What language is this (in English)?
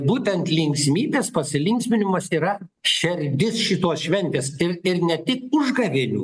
Lithuanian